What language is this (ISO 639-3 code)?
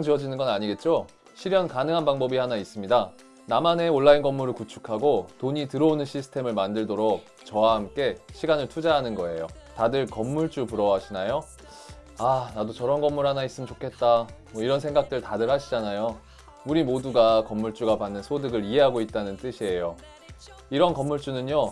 kor